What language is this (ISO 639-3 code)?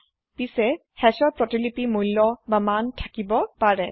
asm